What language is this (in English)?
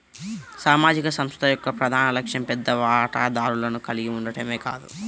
Telugu